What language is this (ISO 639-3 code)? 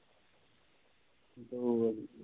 pan